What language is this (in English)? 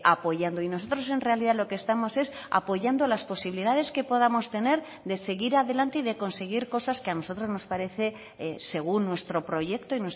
Spanish